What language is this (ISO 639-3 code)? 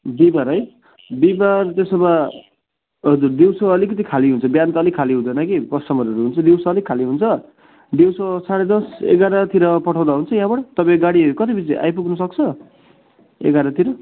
nep